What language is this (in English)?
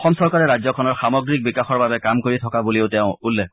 Assamese